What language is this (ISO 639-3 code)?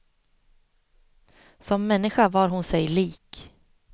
swe